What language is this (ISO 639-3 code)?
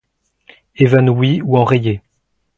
fra